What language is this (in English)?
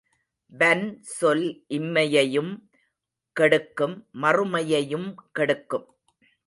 Tamil